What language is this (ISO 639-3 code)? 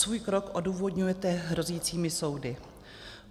ces